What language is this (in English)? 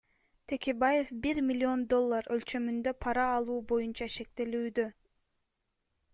Kyrgyz